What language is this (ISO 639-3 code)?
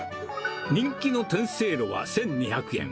jpn